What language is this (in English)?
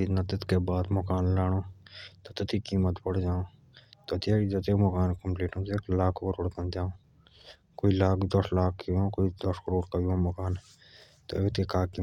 Jaunsari